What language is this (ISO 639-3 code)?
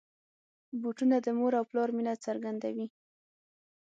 pus